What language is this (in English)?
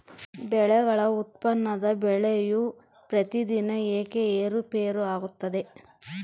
Kannada